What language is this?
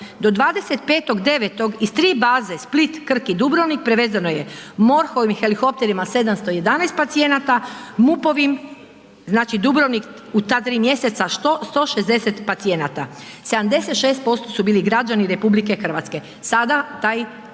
Croatian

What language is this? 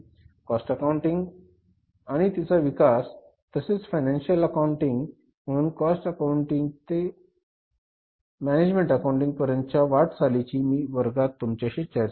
Marathi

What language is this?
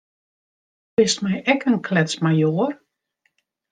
Western Frisian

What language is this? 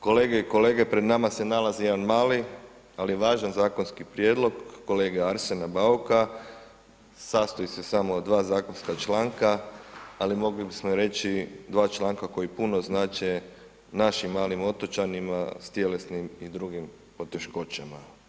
Croatian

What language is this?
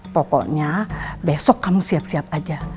Indonesian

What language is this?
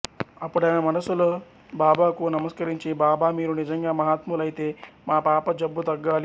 Telugu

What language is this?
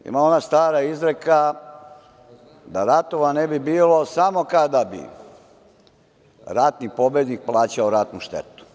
Serbian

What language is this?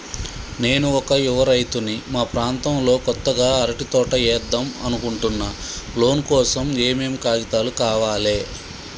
Telugu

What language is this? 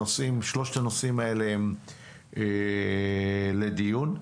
Hebrew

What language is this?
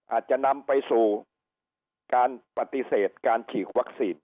Thai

